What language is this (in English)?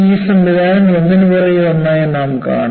Malayalam